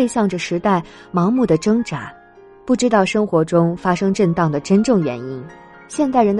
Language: Chinese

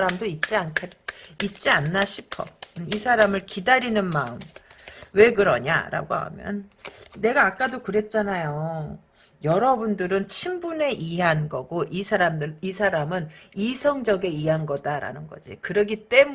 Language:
Korean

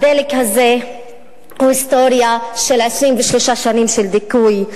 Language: Hebrew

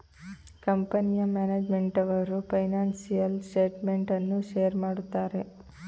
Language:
Kannada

